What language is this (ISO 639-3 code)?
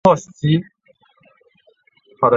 zho